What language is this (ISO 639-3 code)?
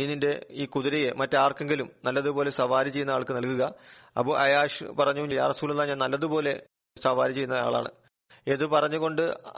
mal